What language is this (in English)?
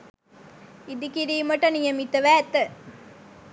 Sinhala